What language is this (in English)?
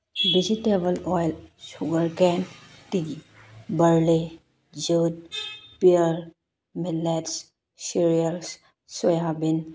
Manipuri